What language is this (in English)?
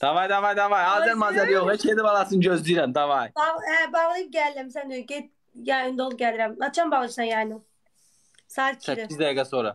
Turkish